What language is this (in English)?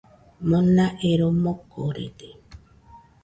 Nüpode Huitoto